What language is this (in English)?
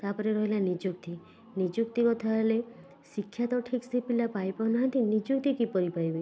Odia